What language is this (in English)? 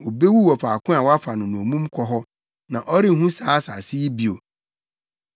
Akan